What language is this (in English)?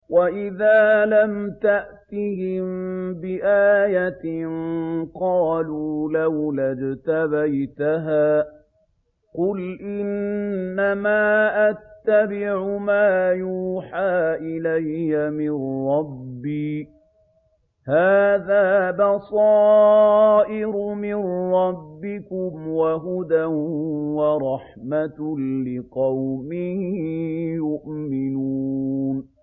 Arabic